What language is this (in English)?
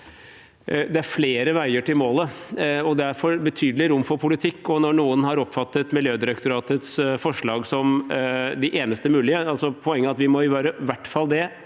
Norwegian